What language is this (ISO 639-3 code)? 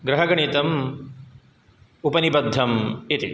san